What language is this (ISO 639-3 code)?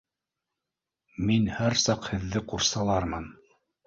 bak